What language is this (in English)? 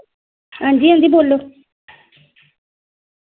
Dogri